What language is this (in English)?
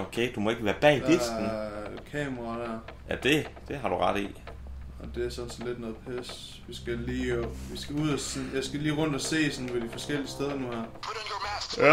Danish